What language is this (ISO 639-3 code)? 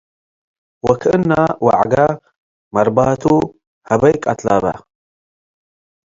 tig